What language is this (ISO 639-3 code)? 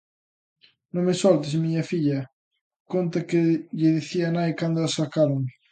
glg